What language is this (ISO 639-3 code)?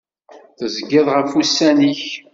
kab